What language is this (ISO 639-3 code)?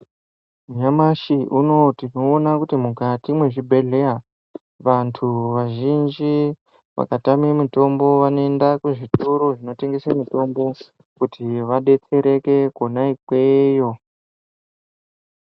ndc